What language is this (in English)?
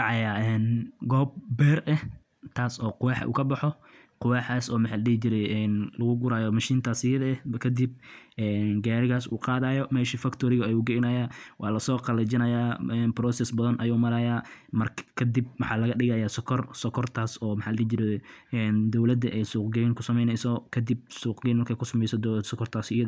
Somali